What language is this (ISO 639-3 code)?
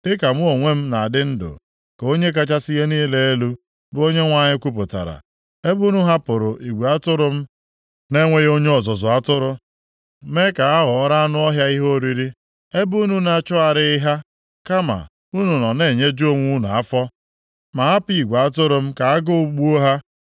ibo